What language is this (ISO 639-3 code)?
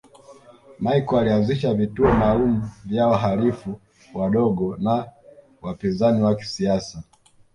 swa